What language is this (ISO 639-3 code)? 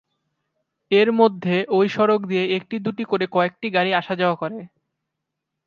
ben